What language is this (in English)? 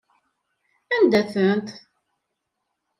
Kabyle